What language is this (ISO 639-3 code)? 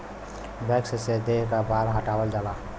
bho